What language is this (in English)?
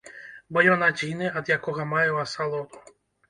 Belarusian